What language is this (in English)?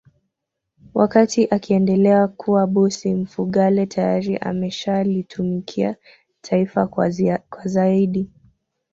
Swahili